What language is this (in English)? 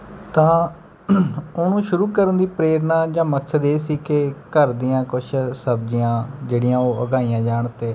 Punjabi